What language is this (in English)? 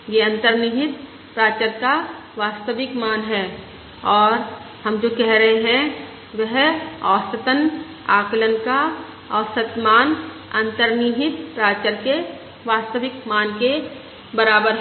Hindi